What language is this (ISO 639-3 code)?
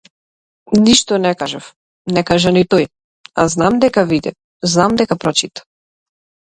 mkd